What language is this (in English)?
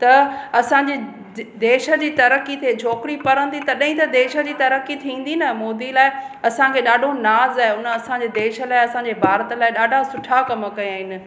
Sindhi